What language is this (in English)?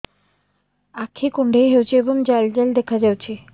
Odia